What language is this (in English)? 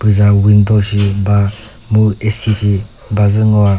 Chokri Naga